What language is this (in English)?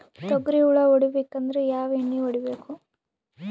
Kannada